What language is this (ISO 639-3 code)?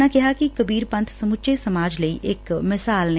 pan